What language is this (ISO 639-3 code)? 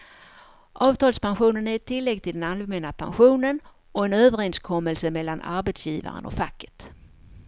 swe